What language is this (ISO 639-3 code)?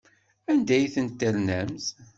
kab